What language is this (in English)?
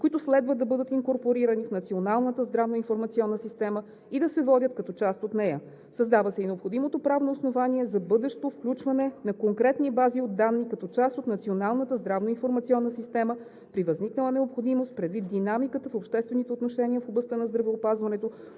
Bulgarian